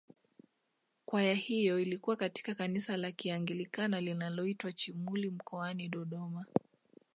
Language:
Swahili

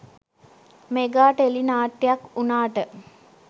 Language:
Sinhala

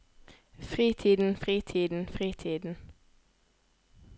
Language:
Norwegian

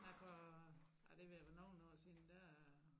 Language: Danish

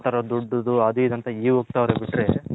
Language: Kannada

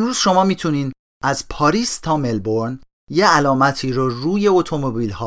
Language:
Persian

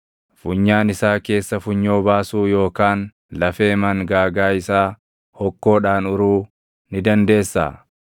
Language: Oromo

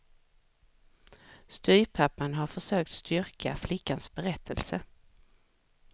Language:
Swedish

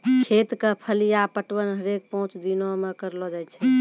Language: Maithili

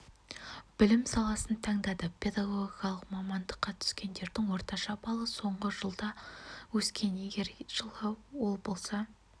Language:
Kazakh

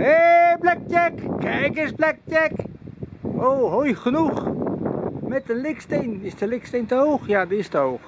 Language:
Dutch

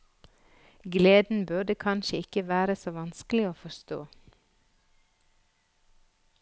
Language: Norwegian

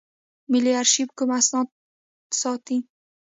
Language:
Pashto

